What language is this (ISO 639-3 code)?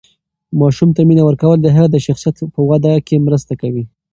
pus